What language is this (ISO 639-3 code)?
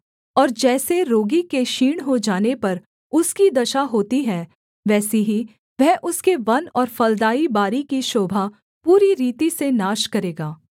hin